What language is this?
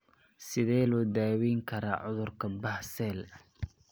Somali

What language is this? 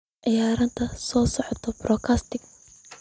Somali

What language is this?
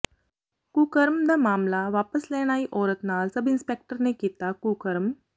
Punjabi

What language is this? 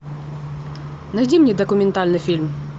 Russian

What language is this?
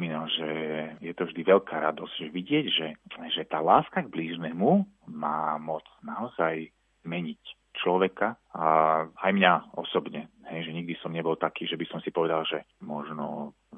Slovak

